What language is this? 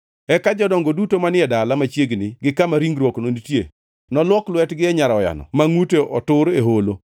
Luo (Kenya and Tanzania)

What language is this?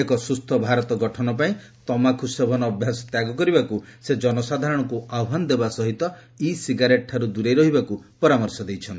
Odia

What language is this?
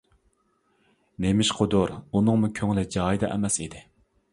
Uyghur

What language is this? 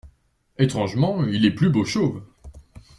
French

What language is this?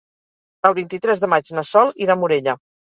Catalan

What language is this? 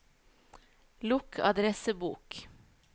Norwegian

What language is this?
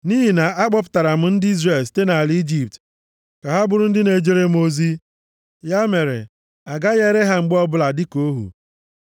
Igbo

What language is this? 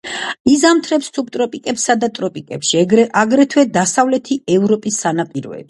Georgian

